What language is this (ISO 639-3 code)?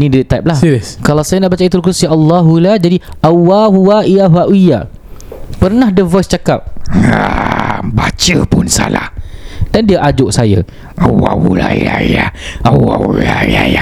msa